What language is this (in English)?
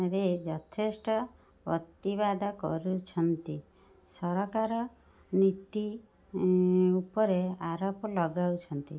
Odia